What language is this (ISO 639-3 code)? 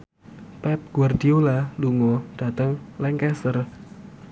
jav